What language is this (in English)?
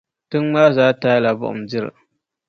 Dagbani